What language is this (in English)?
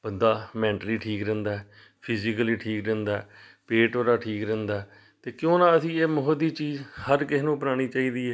Punjabi